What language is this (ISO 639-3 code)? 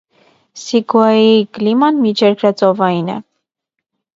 hye